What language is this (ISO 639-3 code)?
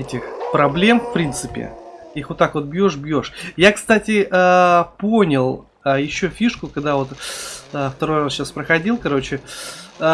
rus